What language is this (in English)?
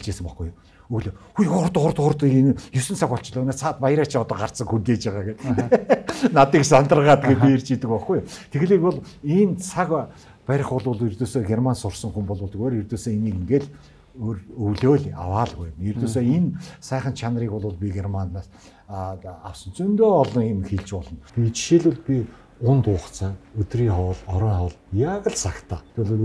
Turkish